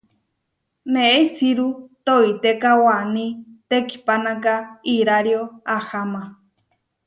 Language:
Huarijio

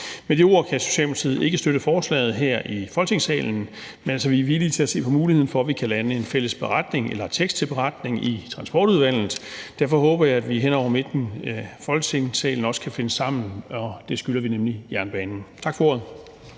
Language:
Danish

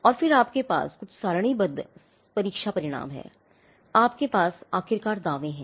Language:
Hindi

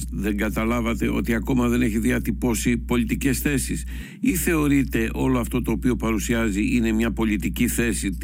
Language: Greek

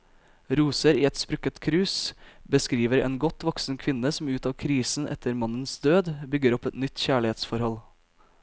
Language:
Norwegian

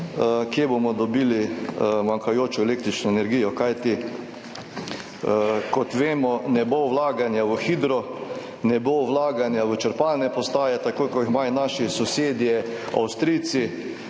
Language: Slovenian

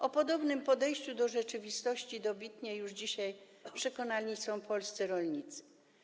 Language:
Polish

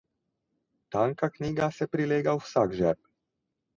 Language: Slovenian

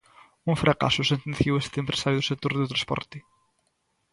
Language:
Galician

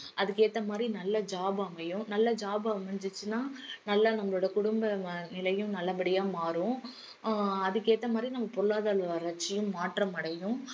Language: Tamil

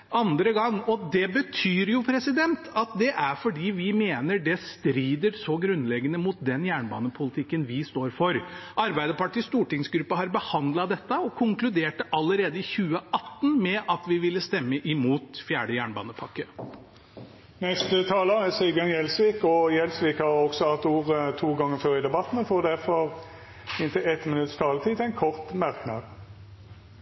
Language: Norwegian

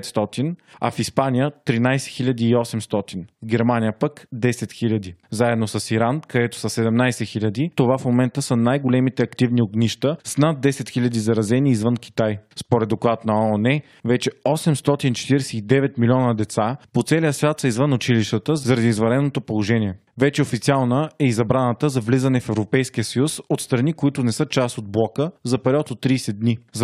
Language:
Bulgarian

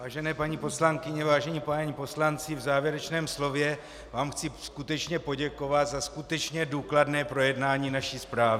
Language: Czech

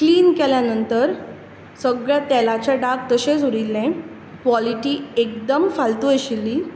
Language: Konkani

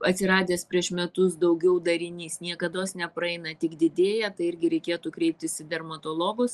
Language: Lithuanian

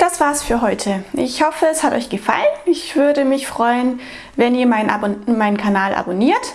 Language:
German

